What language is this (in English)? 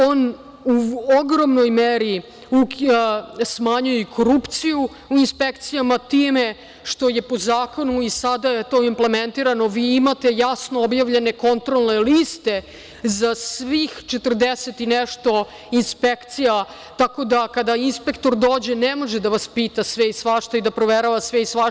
Serbian